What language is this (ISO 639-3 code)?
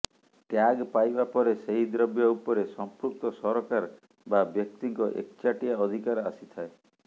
ori